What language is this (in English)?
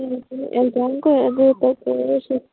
Manipuri